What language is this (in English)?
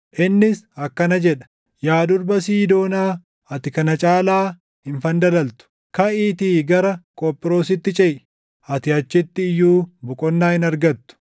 Oromo